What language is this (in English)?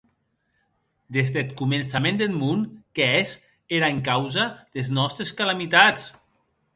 Occitan